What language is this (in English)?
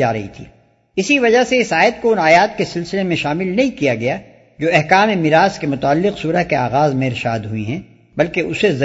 Urdu